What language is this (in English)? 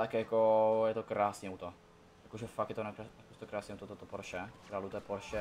Czech